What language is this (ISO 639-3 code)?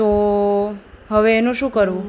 guj